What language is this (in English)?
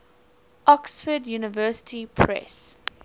English